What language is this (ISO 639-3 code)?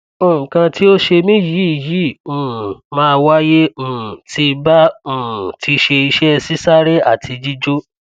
yor